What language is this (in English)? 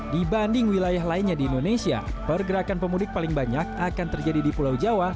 Indonesian